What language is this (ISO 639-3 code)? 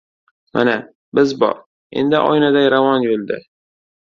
uzb